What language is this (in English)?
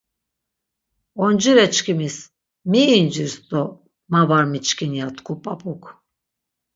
Laz